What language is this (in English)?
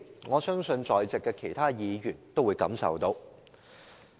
Cantonese